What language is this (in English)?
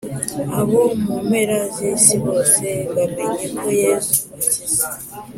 Kinyarwanda